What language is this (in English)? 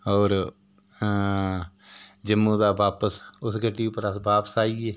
Dogri